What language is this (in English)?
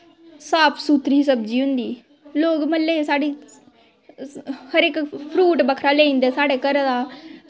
Dogri